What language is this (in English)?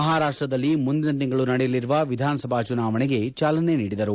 Kannada